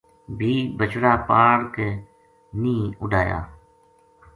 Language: Gujari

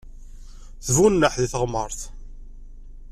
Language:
Kabyle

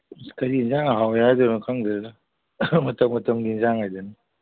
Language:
Manipuri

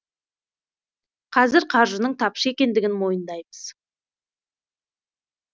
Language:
Kazakh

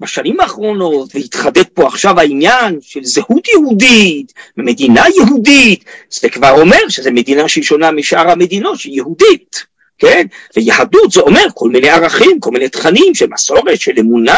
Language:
Hebrew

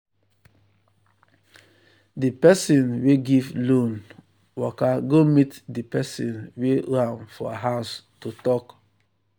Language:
Nigerian Pidgin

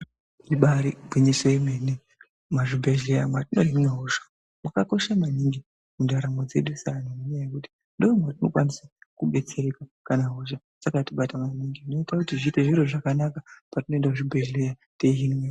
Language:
Ndau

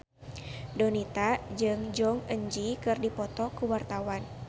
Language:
Sundanese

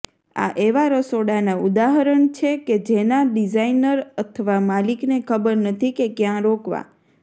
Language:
Gujarati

